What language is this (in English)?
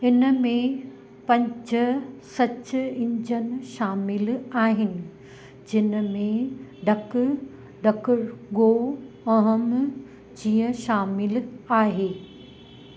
Sindhi